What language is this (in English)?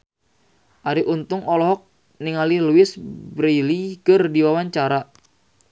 Sundanese